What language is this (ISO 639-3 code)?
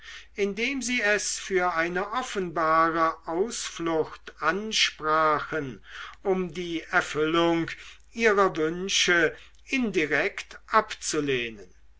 deu